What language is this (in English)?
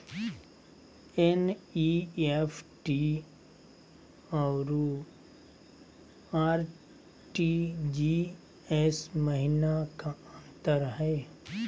Magahi